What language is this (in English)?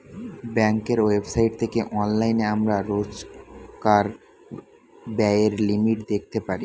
Bangla